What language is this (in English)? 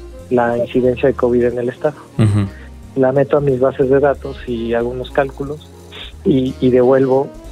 Spanish